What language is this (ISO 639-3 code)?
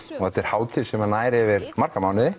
isl